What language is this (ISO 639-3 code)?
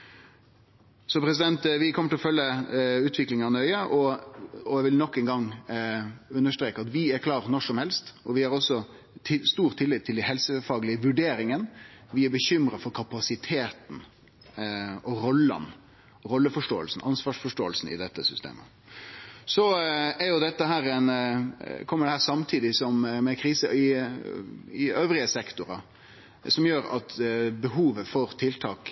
nno